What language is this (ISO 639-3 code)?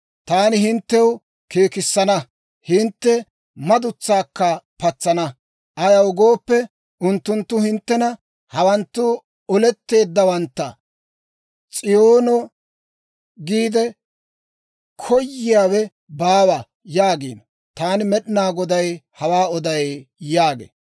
dwr